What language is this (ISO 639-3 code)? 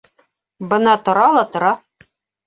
bak